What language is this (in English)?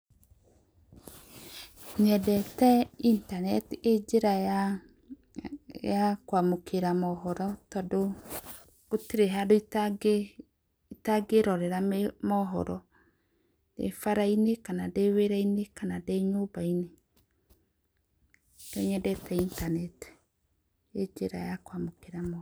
Kikuyu